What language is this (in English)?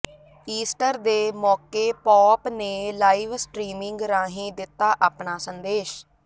Punjabi